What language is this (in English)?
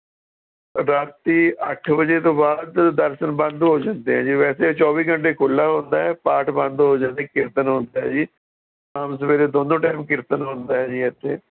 Punjabi